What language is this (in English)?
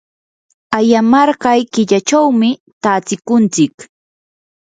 Yanahuanca Pasco Quechua